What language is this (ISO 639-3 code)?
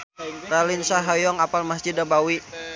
sun